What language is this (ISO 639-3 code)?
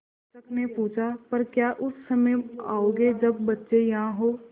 hin